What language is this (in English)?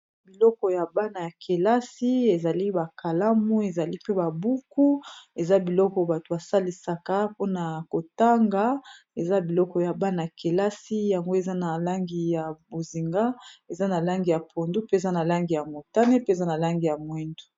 Lingala